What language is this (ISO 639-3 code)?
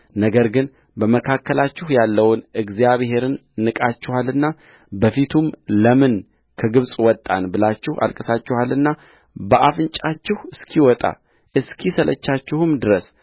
amh